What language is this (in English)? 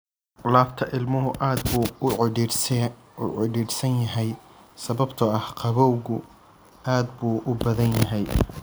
Somali